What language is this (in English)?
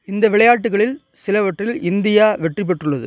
Tamil